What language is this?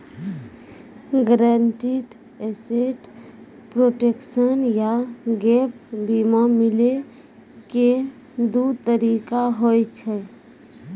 Maithili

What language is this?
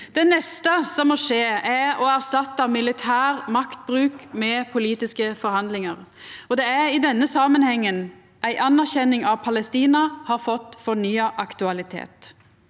Norwegian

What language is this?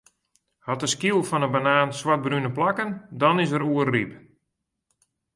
Western Frisian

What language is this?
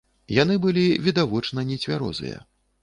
Belarusian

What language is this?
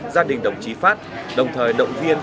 Vietnamese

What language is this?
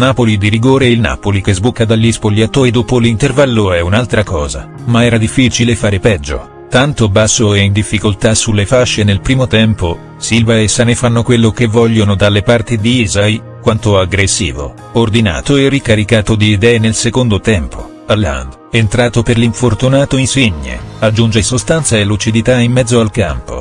Italian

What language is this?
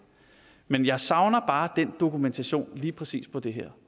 Danish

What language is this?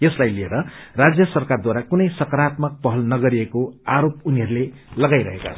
Nepali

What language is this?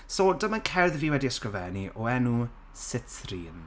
Welsh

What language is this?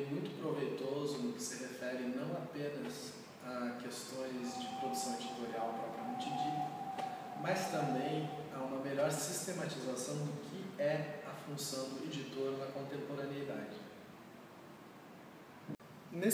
Portuguese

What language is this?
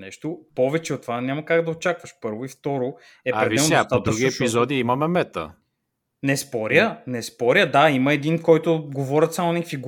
Bulgarian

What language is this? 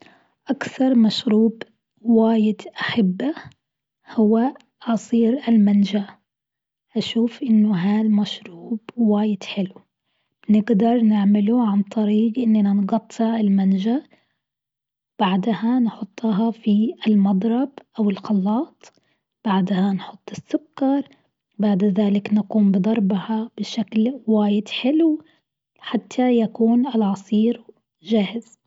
Gulf Arabic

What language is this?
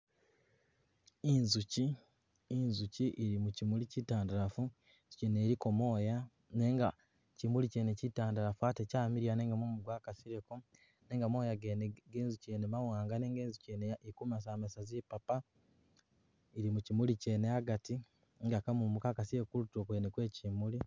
Masaaba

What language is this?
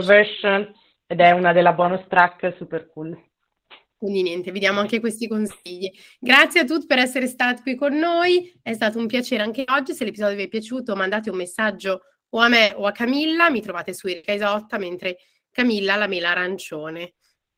Italian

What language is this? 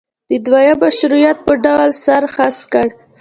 Pashto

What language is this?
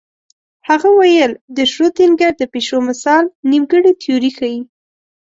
Pashto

